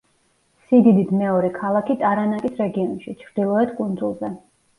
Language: Georgian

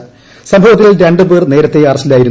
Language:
Malayalam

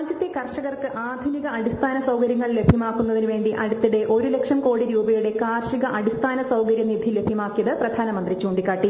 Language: Malayalam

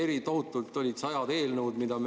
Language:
Estonian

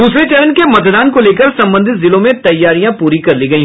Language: Hindi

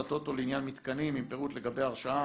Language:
Hebrew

